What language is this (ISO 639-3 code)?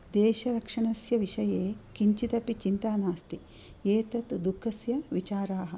san